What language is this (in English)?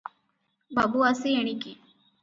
Odia